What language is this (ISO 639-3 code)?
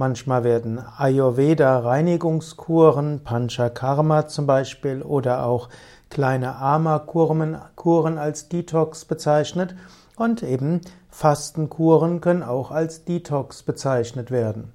deu